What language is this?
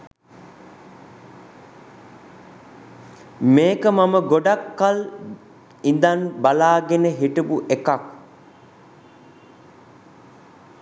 Sinhala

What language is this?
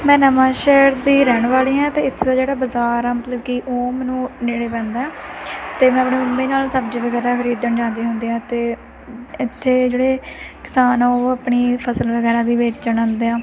Punjabi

